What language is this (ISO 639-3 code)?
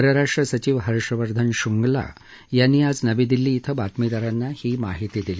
mar